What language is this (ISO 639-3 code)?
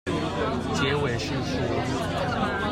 zho